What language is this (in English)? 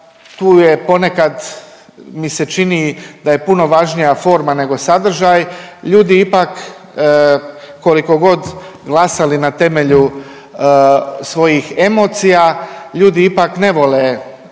Croatian